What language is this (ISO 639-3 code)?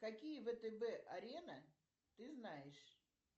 rus